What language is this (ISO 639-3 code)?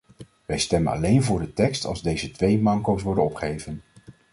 nld